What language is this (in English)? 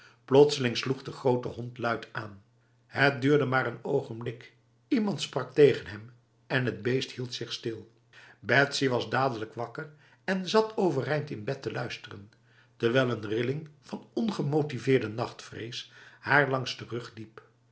Dutch